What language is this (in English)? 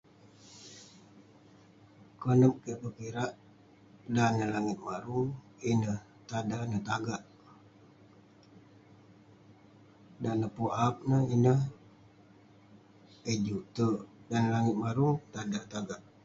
Western Penan